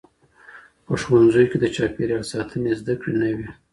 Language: Pashto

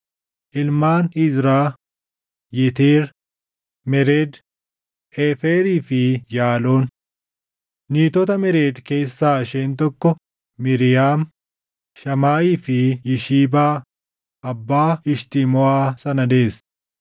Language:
Oromo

